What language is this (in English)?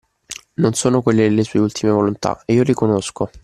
Italian